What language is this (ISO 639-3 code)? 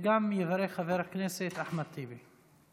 heb